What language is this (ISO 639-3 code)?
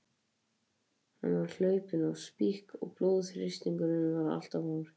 isl